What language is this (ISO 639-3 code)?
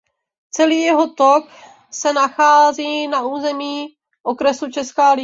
ces